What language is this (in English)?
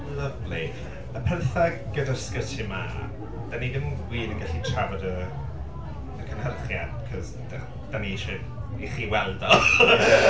Welsh